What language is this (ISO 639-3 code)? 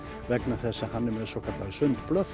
isl